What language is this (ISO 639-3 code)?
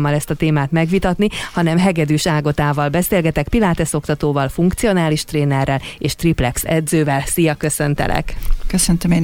hun